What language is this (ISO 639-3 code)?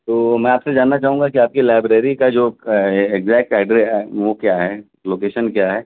urd